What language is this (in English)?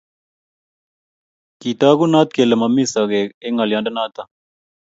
Kalenjin